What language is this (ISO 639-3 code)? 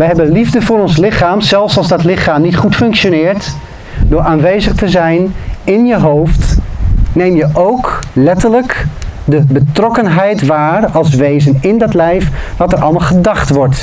nld